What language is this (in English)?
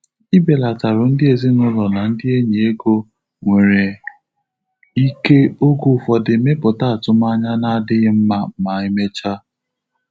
Igbo